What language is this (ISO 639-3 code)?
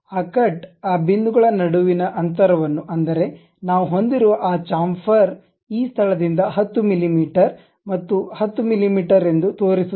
kan